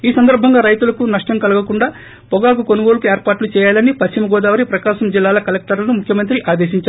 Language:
Telugu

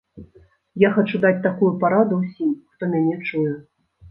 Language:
Belarusian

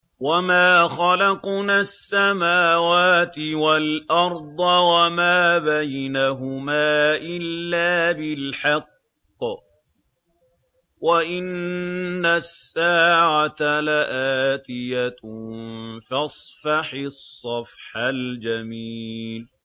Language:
Arabic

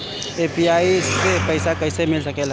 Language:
Bhojpuri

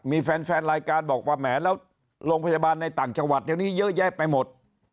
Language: Thai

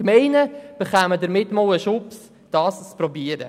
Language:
Swiss German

